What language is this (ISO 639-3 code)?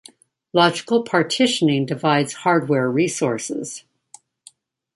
eng